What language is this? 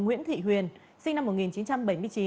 Vietnamese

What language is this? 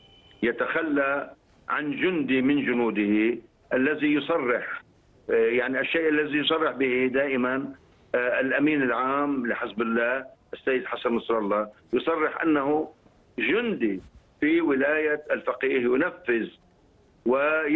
Arabic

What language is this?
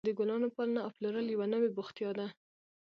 Pashto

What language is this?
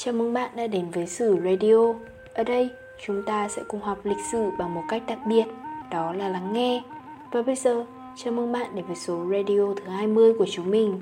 Vietnamese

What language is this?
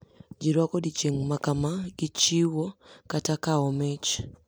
Luo (Kenya and Tanzania)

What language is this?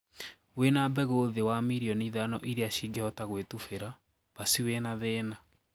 Kikuyu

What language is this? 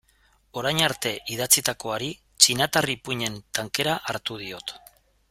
Basque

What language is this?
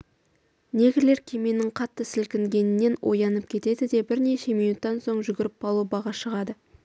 Kazakh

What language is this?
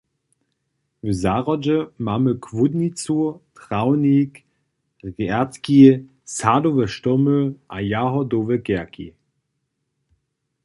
Upper Sorbian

